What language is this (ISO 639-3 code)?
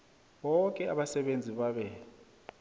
nbl